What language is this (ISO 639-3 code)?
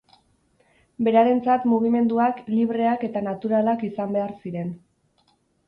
eus